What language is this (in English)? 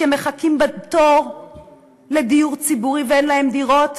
Hebrew